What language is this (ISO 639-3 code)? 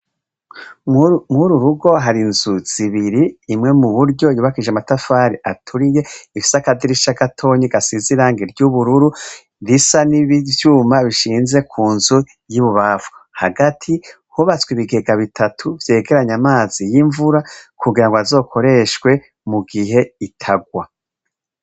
run